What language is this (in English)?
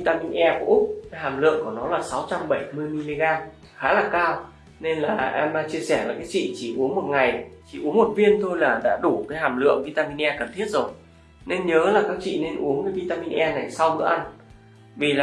Vietnamese